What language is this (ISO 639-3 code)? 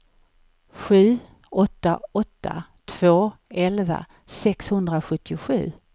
swe